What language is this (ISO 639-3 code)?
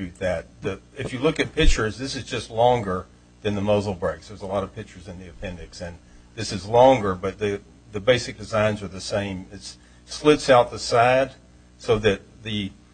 eng